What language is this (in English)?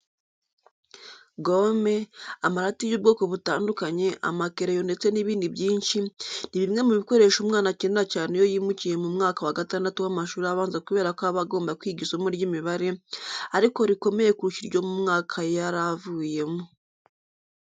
Kinyarwanda